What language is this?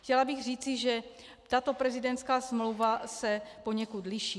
Czech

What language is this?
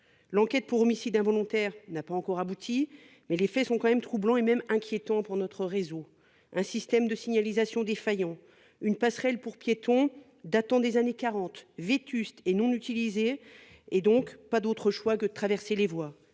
French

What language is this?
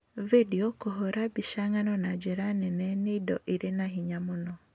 Kikuyu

